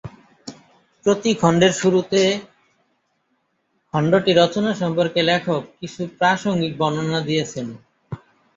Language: Bangla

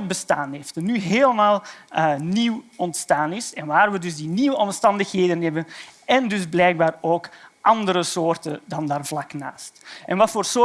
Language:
Dutch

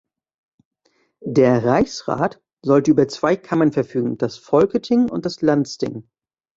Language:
German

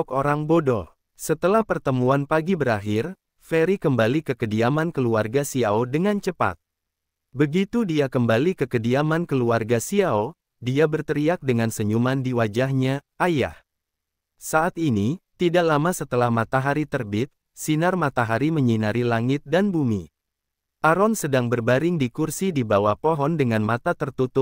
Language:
Indonesian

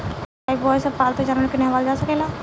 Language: Bhojpuri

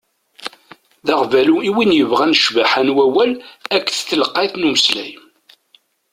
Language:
Kabyle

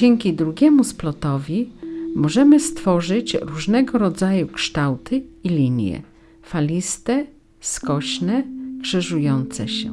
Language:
Polish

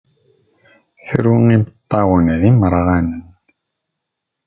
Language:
Kabyle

